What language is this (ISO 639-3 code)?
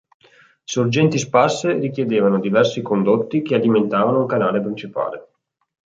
ita